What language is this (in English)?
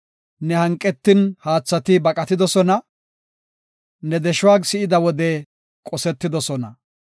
Gofa